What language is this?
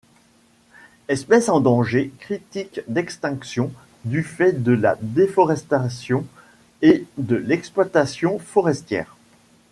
French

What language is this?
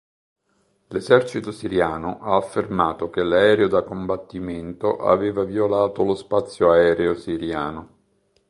Italian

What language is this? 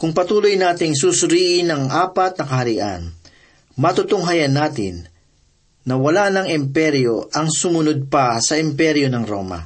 Filipino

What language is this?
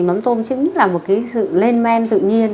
Vietnamese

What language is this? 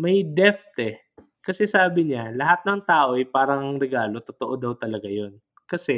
Filipino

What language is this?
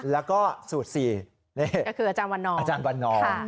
Thai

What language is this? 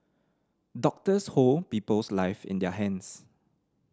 English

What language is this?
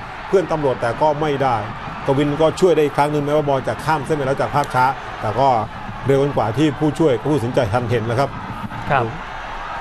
Thai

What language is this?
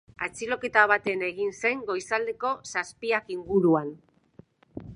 Basque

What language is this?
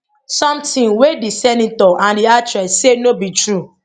Nigerian Pidgin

